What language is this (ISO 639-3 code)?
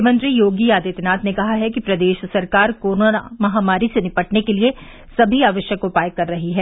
hin